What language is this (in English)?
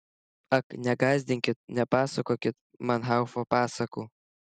Lithuanian